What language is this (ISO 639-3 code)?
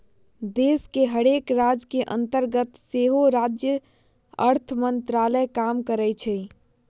mag